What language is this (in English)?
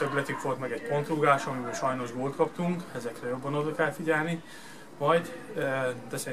Hungarian